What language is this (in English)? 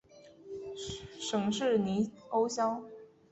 Chinese